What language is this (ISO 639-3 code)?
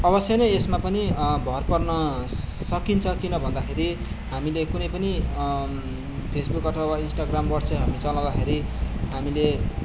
nep